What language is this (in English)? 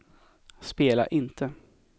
Swedish